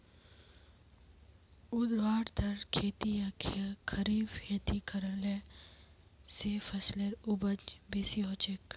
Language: Magahi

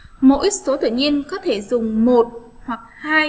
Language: Vietnamese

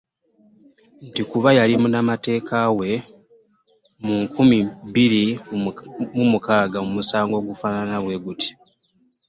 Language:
Ganda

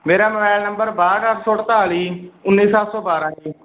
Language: Punjabi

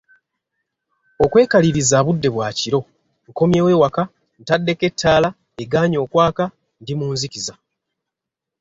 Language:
Ganda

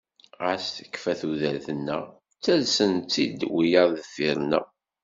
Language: Kabyle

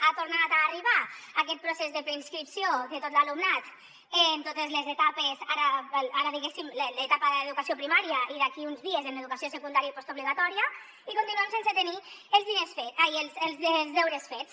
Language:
Catalan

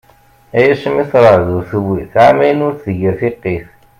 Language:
Kabyle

